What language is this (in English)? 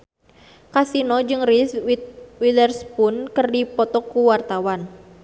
Sundanese